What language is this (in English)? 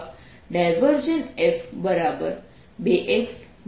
Gujarati